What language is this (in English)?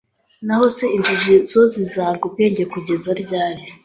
Kinyarwanda